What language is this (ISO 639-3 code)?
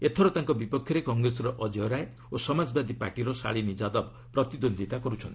ori